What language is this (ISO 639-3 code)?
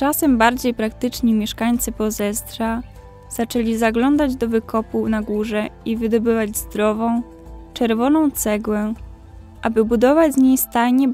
pol